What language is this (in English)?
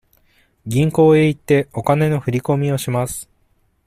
Japanese